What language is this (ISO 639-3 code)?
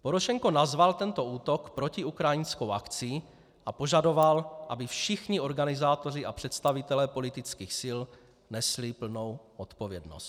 ces